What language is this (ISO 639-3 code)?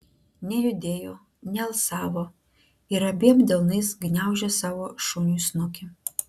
lit